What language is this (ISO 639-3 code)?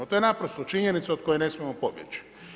hrv